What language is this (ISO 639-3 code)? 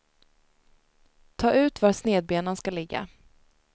swe